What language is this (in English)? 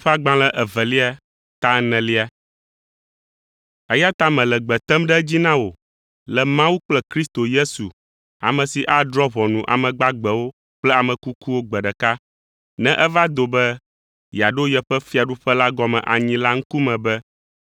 Ewe